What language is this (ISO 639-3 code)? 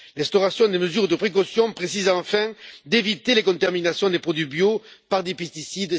fra